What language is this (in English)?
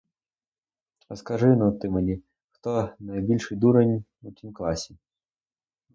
Ukrainian